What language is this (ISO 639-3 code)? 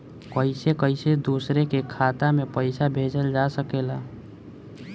bho